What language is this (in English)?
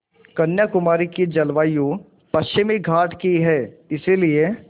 Hindi